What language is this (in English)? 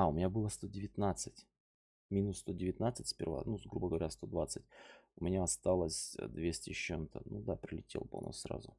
Russian